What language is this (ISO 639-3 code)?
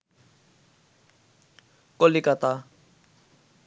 ben